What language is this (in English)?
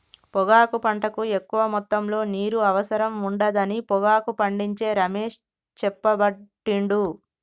Telugu